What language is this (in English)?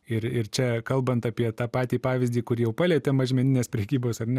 Lithuanian